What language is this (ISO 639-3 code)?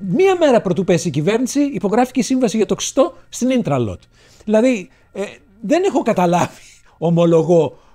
ell